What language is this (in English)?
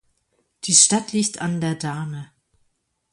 German